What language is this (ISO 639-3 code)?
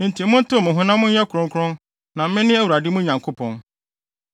aka